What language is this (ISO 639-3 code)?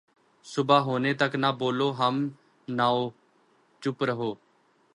urd